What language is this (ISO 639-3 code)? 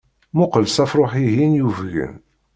kab